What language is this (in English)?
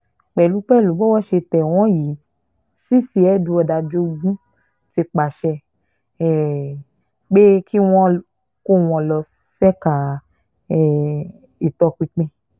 Yoruba